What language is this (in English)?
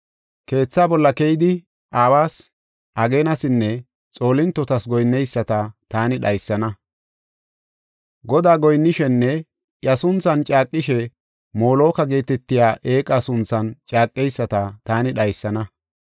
Gofa